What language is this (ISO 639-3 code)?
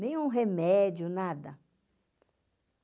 por